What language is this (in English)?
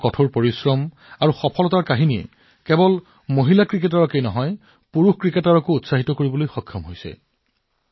Assamese